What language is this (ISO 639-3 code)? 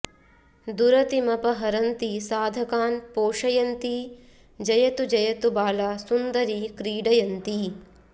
san